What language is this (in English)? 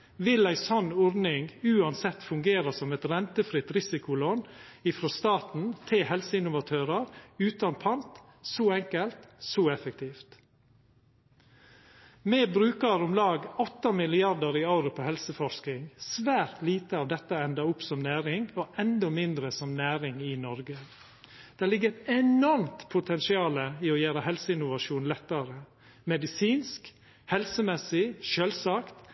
Norwegian Nynorsk